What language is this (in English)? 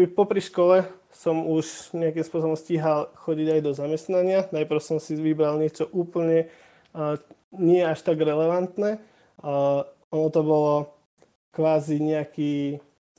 Slovak